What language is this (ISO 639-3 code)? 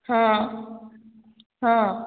ori